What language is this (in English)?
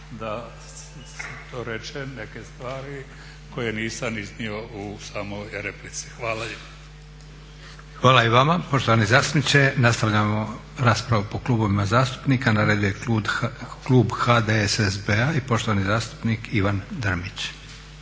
Croatian